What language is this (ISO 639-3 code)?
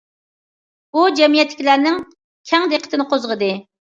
uig